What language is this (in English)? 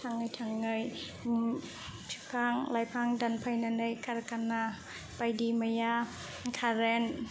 Bodo